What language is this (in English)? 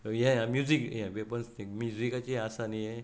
Konkani